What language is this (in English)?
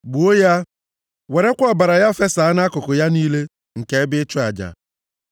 Igbo